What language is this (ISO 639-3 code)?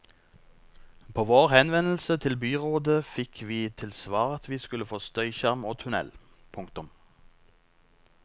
nor